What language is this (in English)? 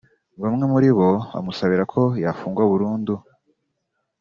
Kinyarwanda